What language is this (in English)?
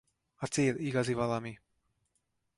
Hungarian